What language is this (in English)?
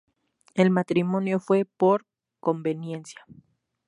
Spanish